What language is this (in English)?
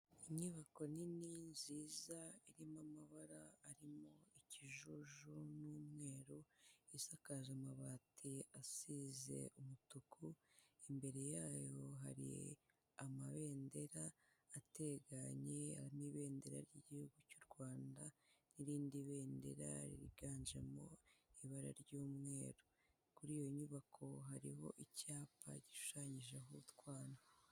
Kinyarwanda